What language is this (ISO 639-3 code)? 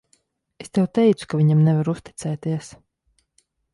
lav